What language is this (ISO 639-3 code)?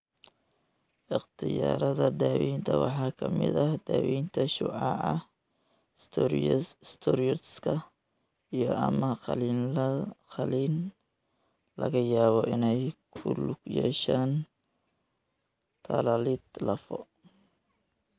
som